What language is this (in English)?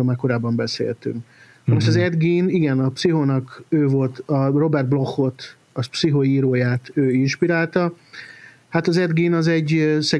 Hungarian